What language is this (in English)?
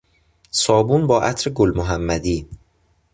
Persian